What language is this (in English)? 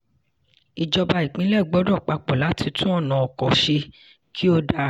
Yoruba